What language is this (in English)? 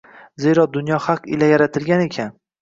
Uzbek